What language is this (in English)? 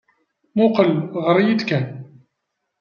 Kabyle